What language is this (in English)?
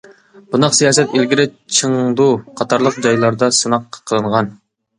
Uyghur